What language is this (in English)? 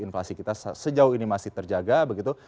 Indonesian